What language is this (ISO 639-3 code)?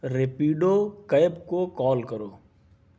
urd